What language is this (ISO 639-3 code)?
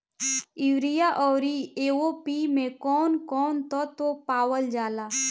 bho